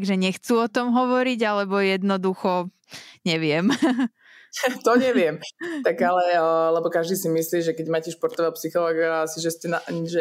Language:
Slovak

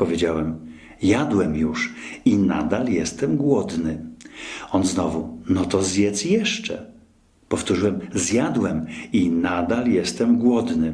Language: Polish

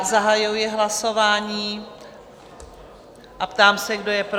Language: Czech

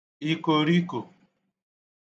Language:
Igbo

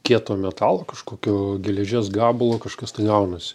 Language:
Lithuanian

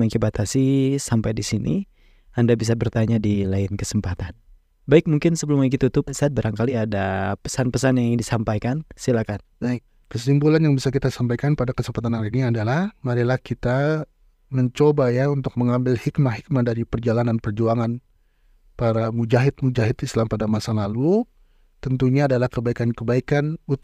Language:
Indonesian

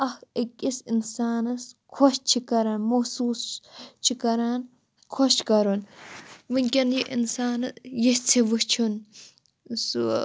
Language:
Kashmiri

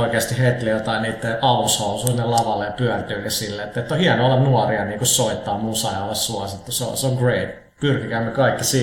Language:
Finnish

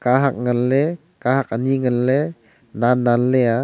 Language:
Wancho Naga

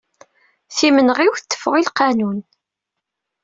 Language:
Kabyle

